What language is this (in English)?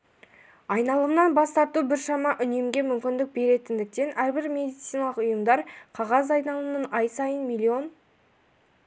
Kazakh